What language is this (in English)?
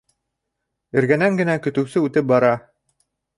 Bashkir